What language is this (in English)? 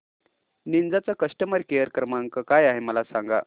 Marathi